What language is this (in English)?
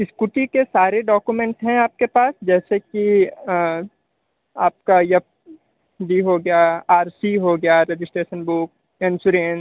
Hindi